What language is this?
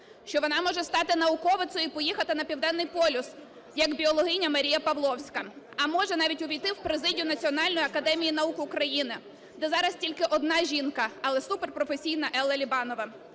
Ukrainian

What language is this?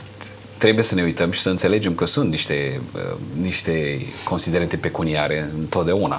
Romanian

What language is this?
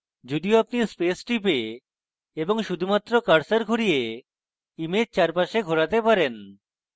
Bangla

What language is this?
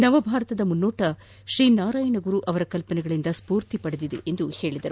Kannada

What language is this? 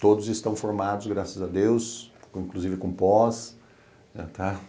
Portuguese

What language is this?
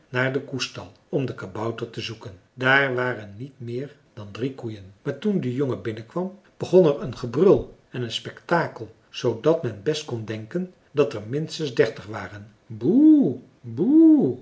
Dutch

